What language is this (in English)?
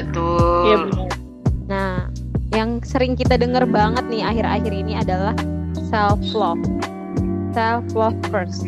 Indonesian